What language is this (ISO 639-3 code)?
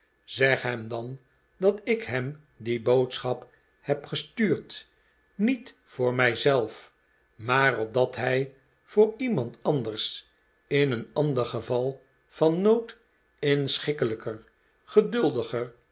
nld